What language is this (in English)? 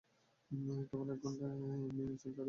Bangla